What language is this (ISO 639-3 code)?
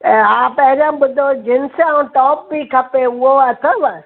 snd